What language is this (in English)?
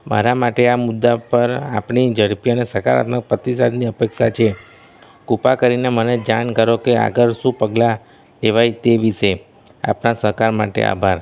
Gujarati